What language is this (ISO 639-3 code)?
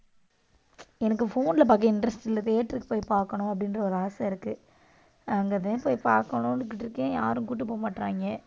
tam